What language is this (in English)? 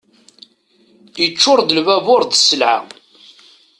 Kabyle